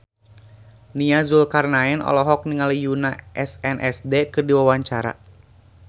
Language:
Sundanese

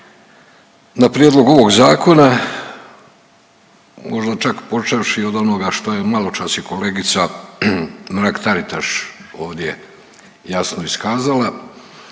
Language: Croatian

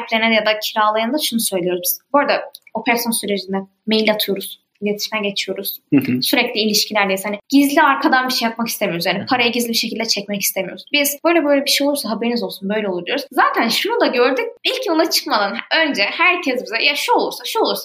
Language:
Turkish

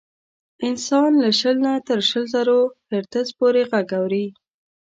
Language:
Pashto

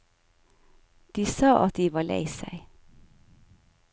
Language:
Norwegian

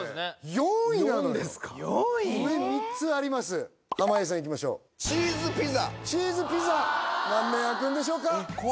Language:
Japanese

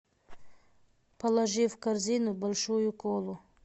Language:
Russian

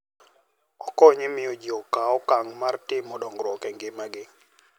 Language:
Luo (Kenya and Tanzania)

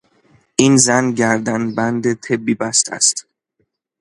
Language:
Persian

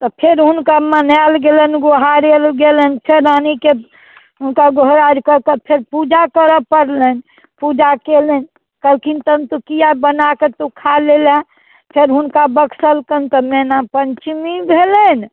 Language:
Maithili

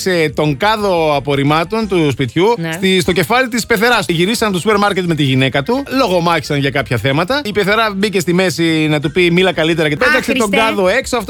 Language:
Greek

